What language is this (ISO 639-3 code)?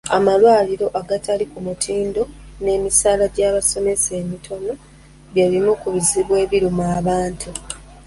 lug